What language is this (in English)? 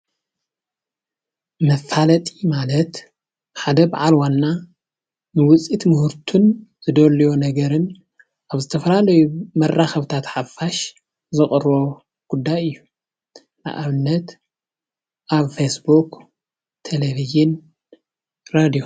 Tigrinya